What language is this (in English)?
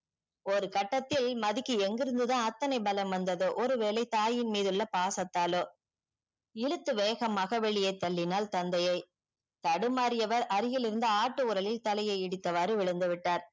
Tamil